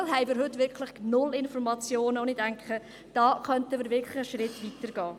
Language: Swiss German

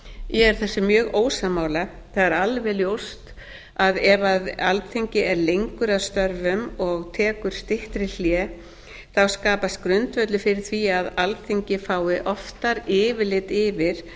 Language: Icelandic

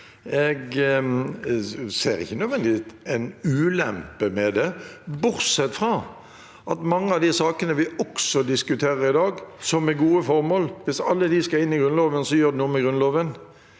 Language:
Norwegian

